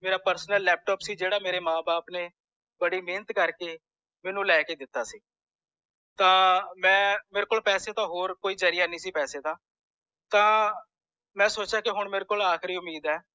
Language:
Punjabi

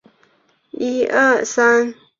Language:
Chinese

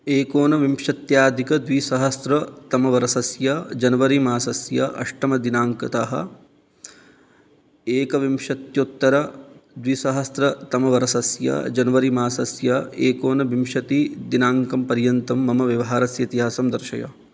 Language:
Sanskrit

